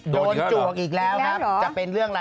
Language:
Thai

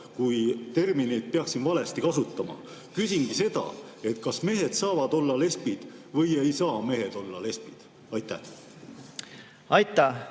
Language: Estonian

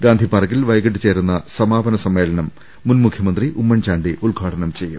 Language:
Malayalam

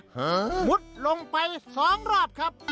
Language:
Thai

